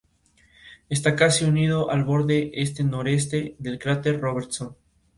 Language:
Spanish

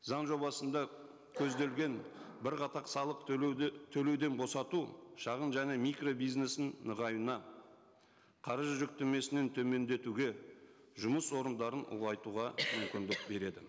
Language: Kazakh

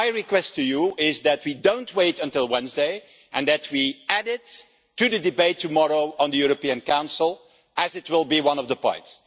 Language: English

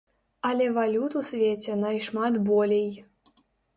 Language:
Belarusian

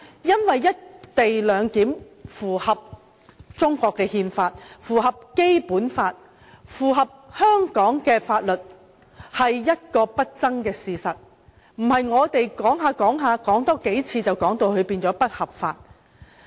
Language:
Cantonese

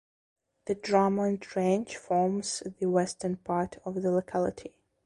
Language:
English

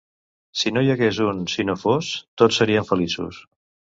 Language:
Catalan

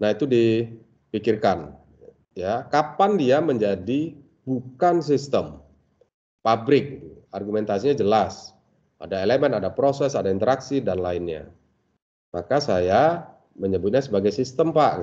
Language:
Indonesian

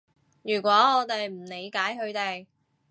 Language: Cantonese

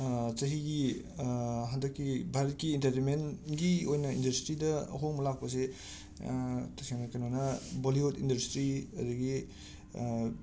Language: Manipuri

